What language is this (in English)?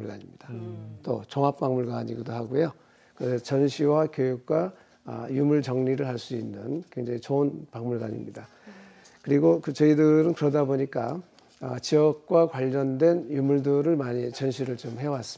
Korean